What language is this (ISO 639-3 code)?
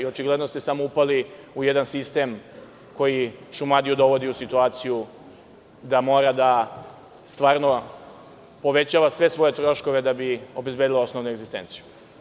srp